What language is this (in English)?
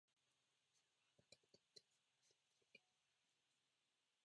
Japanese